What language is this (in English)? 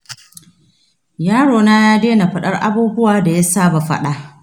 Hausa